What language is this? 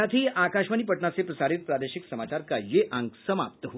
Hindi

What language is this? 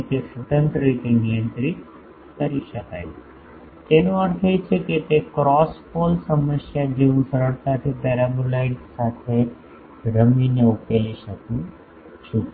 Gujarati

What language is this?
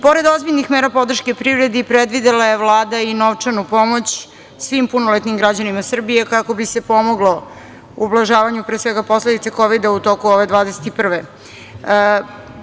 Serbian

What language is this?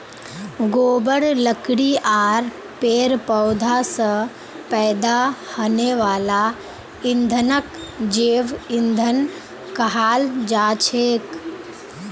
Magahi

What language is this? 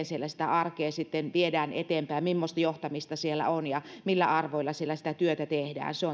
Finnish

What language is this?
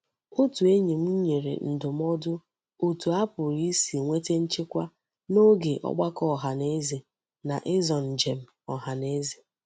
Igbo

